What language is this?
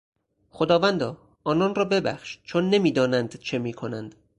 Persian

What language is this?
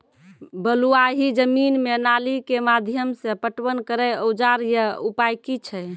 Maithili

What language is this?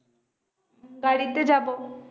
Bangla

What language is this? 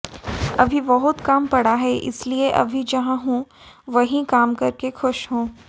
Hindi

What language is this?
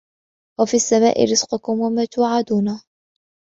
Arabic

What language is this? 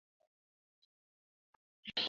Bangla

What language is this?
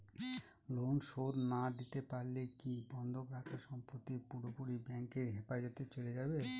Bangla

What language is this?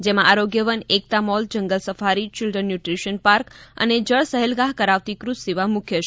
Gujarati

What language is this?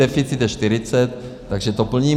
Czech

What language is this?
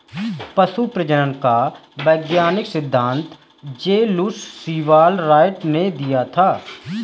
Hindi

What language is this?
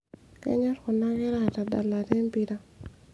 Masai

